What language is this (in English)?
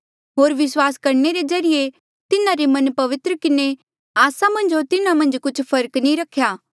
Mandeali